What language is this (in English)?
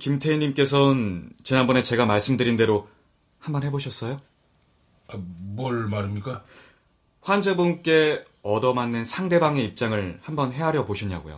Korean